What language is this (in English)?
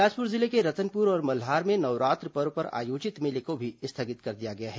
Hindi